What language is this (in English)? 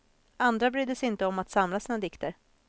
Swedish